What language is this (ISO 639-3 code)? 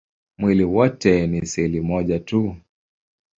swa